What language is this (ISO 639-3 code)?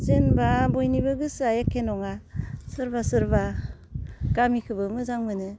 brx